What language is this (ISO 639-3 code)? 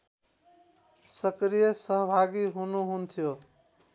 nep